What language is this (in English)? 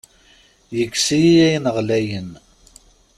Kabyle